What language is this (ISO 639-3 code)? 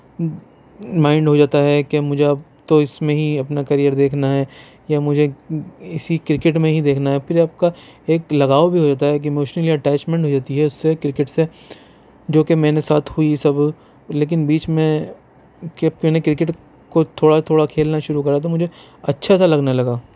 urd